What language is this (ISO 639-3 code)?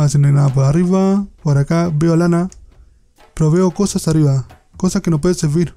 spa